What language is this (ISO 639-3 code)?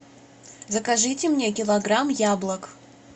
rus